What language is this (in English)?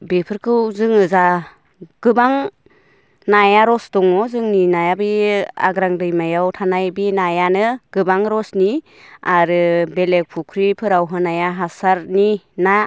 Bodo